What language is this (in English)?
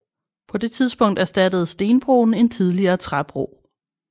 Danish